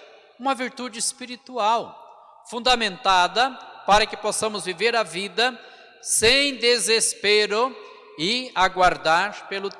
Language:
Portuguese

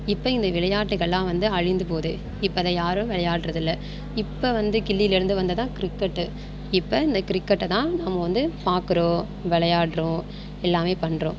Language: Tamil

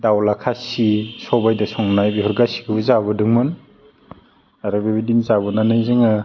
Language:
Bodo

